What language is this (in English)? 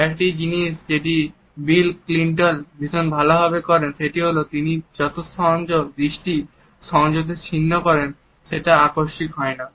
Bangla